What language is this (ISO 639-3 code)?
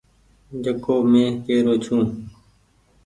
gig